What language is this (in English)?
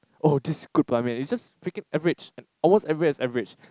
English